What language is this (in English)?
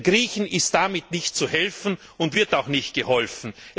German